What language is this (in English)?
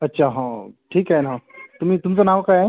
Marathi